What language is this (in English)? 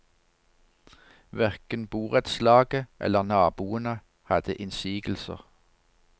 Norwegian